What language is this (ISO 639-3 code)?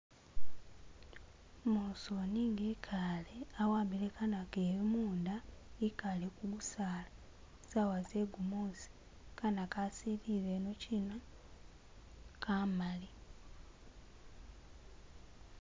myx